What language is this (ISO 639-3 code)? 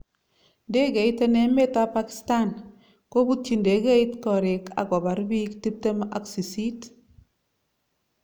kln